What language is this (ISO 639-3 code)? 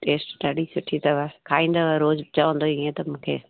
snd